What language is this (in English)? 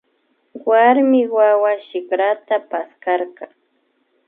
Imbabura Highland Quichua